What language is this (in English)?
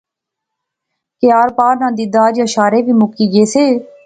Pahari-Potwari